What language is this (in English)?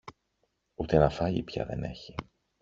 Greek